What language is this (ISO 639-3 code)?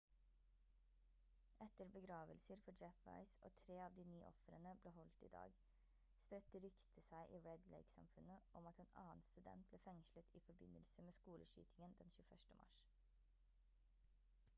nob